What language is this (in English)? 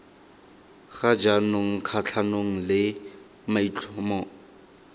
Tswana